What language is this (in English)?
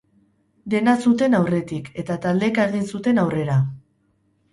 Basque